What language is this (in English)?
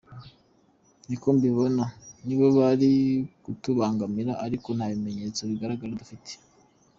Kinyarwanda